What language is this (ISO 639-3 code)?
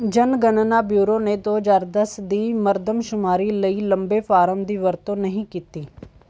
pan